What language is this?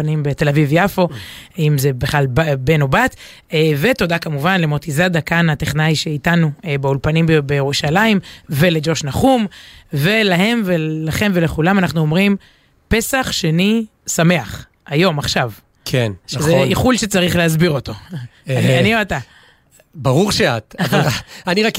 Hebrew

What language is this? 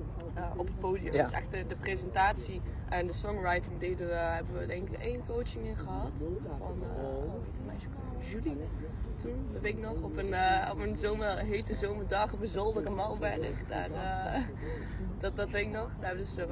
Dutch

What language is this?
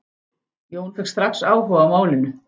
Icelandic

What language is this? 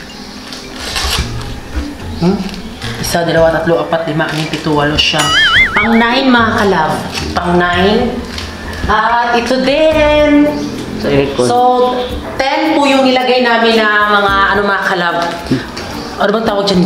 Filipino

